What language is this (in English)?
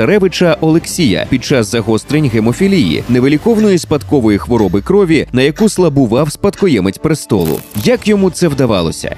Ukrainian